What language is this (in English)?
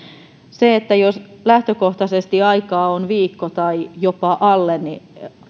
Finnish